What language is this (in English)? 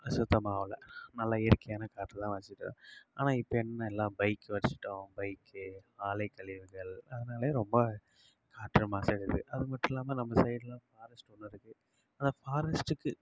Tamil